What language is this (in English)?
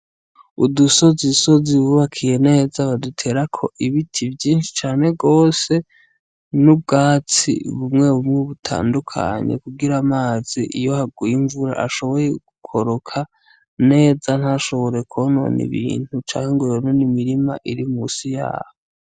Rundi